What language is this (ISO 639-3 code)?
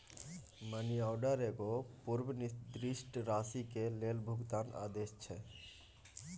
mai